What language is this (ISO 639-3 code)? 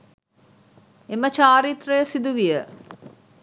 sin